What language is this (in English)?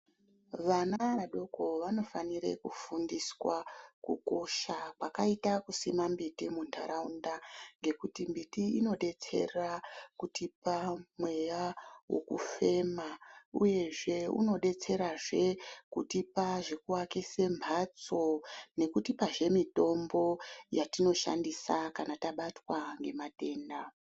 Ndau